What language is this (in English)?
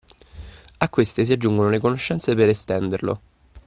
Italian